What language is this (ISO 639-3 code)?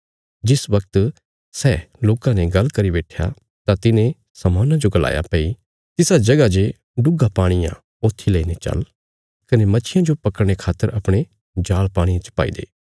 kfs